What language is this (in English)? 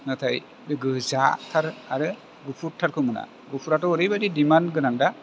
Bodo